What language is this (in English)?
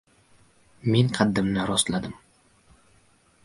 Uzbek